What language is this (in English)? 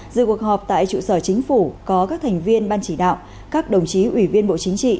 Vietnamese